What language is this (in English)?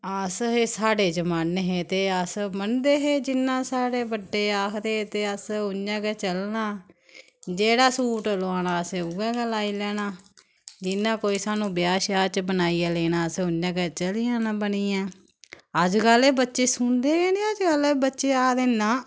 Dogri